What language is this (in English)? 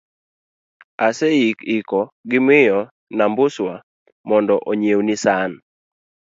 Luo (Kenya and Tanzania)